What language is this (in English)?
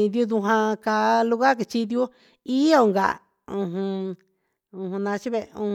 Huitepec Mixtec